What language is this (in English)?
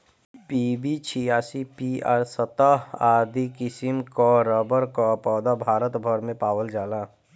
Bhojpuri